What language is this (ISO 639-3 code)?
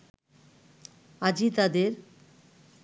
ben